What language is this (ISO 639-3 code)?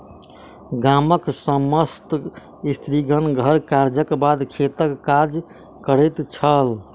mai